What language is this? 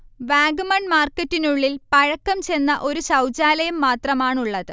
Malayalam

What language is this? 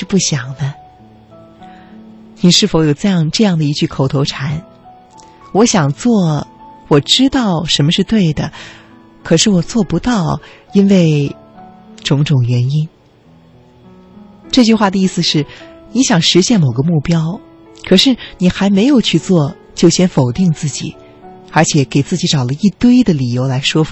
Chinese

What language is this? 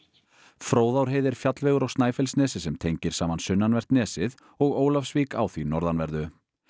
Icelandic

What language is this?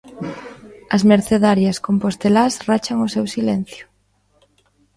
Galician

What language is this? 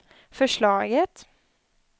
Swedish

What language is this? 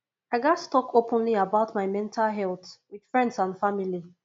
Nigerian Pidgin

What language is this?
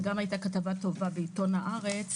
Hebrew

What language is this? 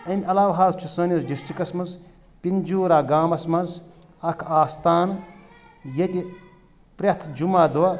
Kashmiri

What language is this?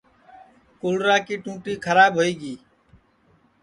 Sansi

